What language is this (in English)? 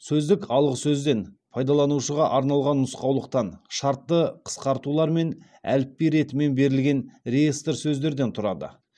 Kazakh